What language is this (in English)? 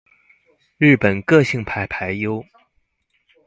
Chinese